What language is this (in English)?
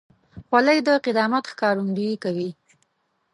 Pashto